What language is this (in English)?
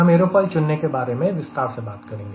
Hindi